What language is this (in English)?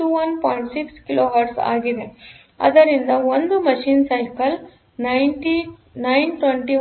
Kannada